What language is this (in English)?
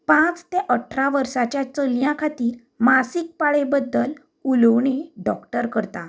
Konkani